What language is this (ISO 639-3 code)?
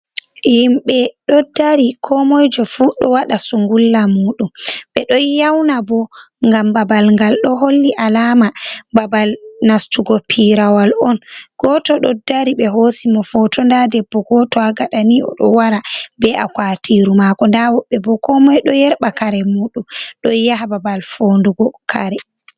ful